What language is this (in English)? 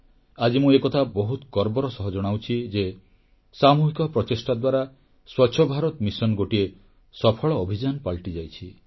Odia